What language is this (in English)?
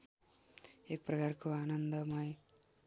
Nepali